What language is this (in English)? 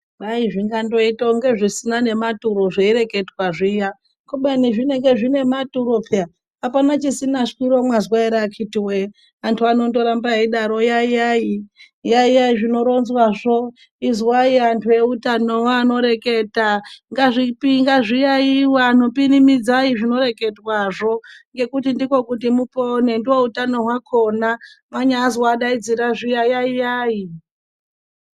Ndau